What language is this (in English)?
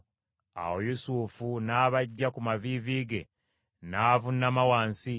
Ganda